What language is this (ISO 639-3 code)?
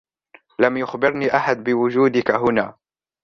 ara